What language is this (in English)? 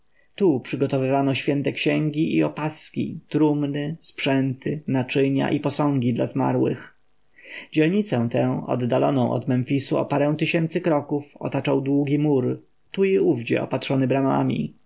Polish